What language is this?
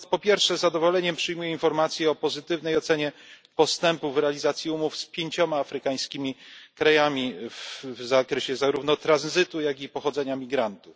Polish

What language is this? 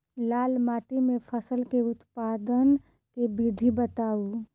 Maithili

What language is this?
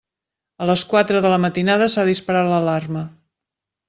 Catalan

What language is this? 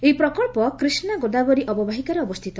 Odia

